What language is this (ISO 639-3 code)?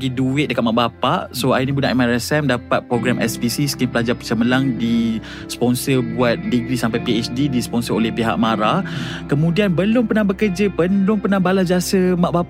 msa